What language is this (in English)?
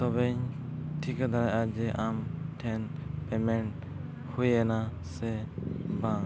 Santali